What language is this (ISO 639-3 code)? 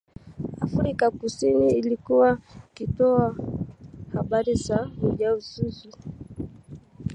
swa